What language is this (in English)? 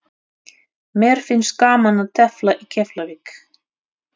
Icelandic